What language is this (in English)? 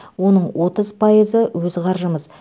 Kazakh